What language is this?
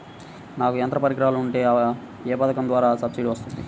Telugu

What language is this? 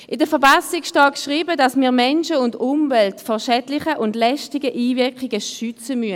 Swiss German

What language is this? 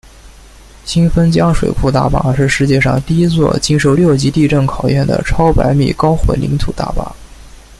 Chinese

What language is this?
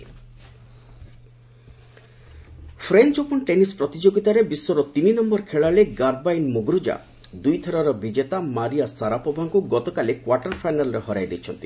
Odia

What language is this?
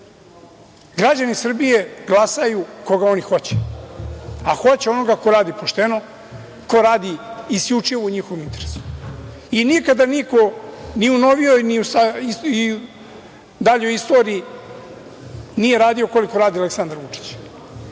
Serbian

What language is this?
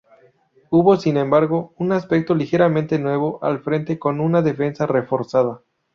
Spanish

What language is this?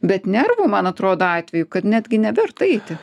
Lithuanian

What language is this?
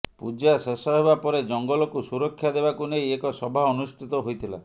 Odia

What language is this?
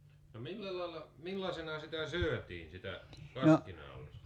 Finnish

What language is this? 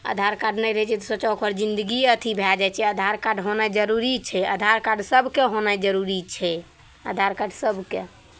Maithili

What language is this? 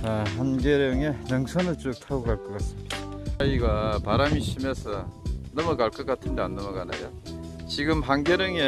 Korean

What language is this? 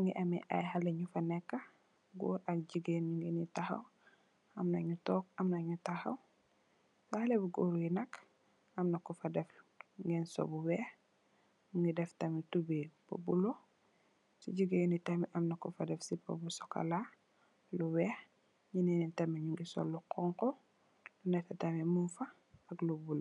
Wolof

